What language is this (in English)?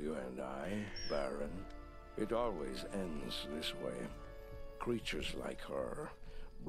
French